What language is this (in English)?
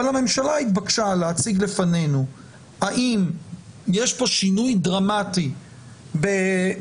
Hebrew